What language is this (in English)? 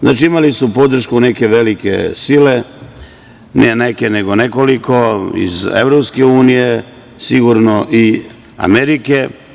Serbian